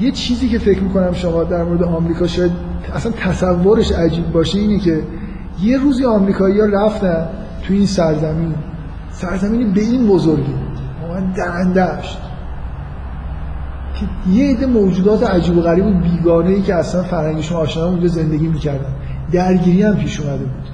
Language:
Persian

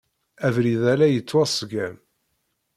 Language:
Kabyle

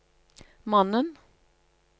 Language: Norwegian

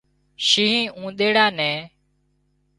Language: Wadiyara Koli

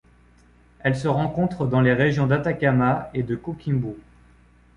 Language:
French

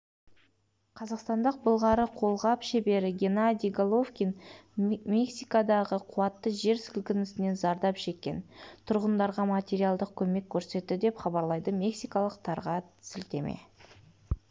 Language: Kazakh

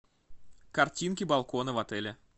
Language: Russian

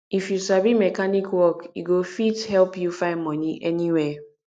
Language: Nigerian Pidgin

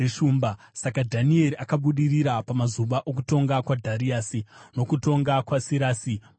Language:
Shona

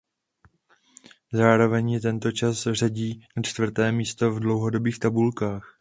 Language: Czech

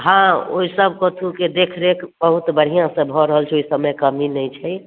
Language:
Maithili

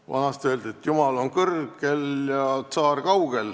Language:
Estonian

